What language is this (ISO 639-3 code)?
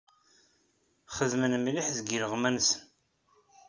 kab